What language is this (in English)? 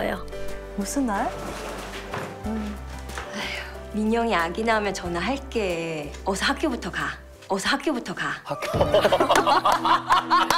Korean